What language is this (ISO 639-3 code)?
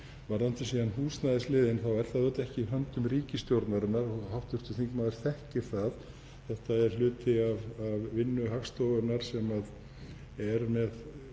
isl